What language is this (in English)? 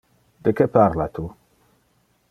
Interlingua